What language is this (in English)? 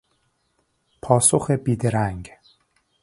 Persian